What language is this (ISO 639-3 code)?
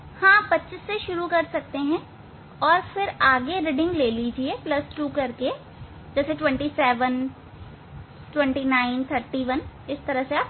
hin